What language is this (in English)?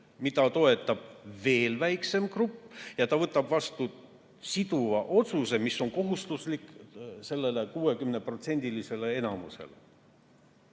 Estonian